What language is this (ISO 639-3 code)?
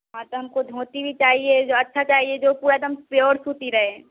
hin